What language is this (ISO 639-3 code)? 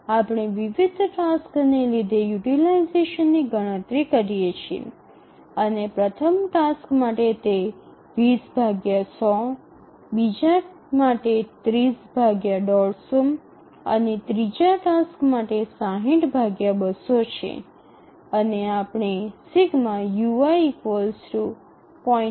guj